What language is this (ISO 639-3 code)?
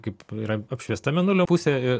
lit